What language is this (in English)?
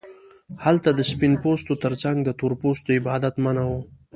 Pashto